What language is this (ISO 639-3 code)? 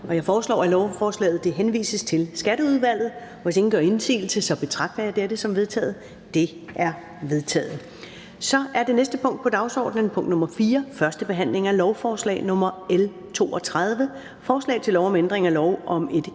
dan